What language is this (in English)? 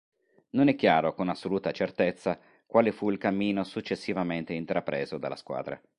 Italian